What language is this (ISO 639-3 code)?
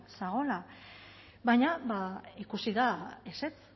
eus